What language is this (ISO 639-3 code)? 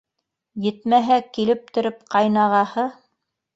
bak